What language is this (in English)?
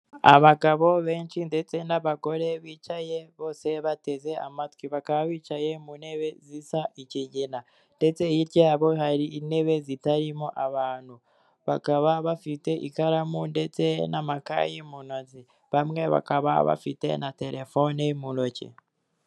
Kinyarwanda